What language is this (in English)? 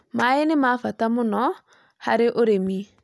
Kikuyu